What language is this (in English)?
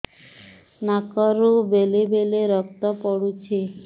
Odia